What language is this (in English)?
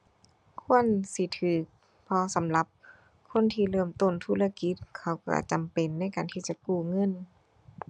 Thai